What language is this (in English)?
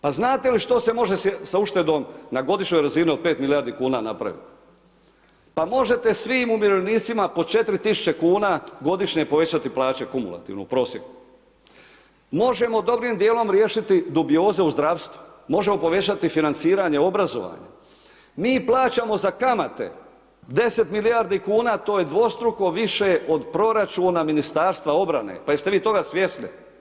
Croatian